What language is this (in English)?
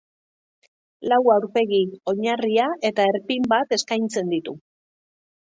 Basque